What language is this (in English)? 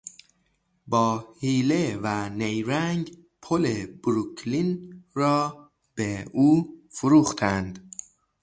Persian